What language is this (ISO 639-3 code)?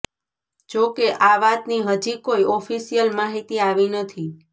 guj